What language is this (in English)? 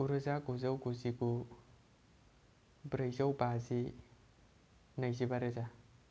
Bodo